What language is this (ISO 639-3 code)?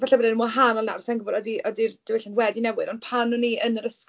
cym